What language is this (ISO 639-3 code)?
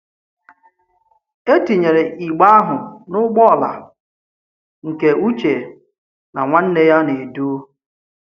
ibo